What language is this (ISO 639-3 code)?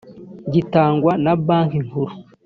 kin